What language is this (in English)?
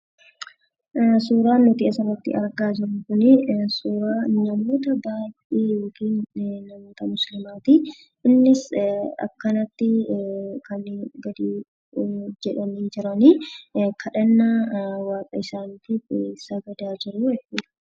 Oromo